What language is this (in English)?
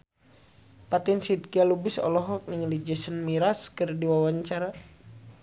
Sundanese